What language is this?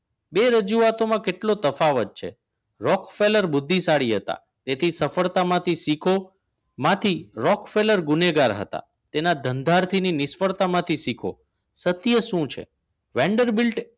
Gujarati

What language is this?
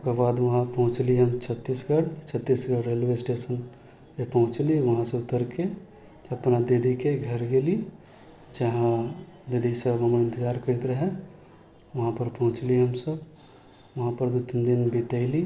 Maithili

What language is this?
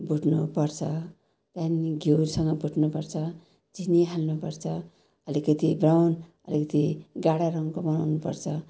Nepali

